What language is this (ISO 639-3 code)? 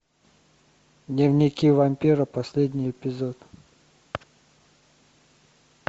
rus